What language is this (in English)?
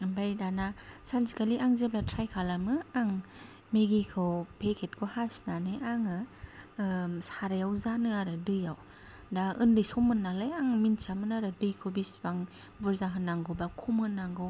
Bodo